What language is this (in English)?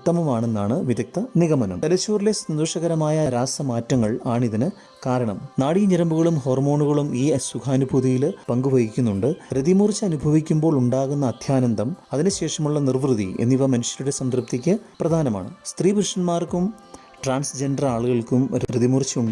Malayalam